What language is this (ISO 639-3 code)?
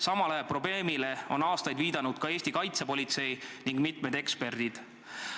est